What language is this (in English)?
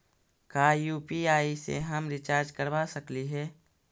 Magahi